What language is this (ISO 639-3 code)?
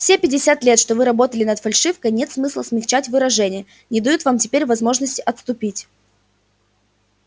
rus